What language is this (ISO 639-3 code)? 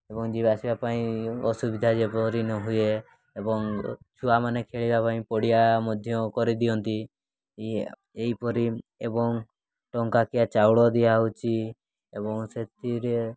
ori